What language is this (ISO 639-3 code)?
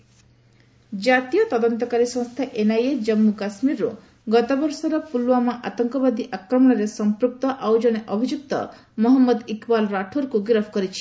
ori